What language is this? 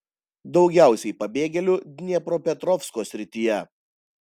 Lithuanian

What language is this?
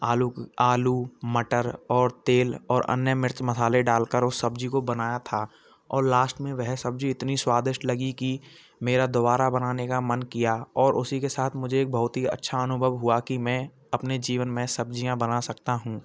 Hindi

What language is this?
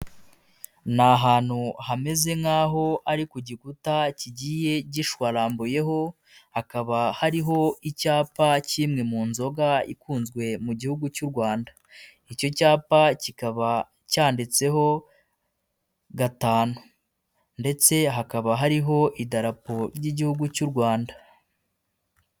Kinyarwanda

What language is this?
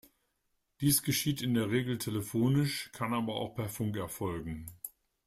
German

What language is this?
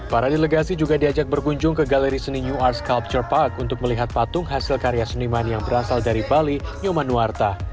Indonesian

